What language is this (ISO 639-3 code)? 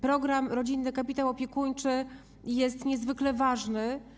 pol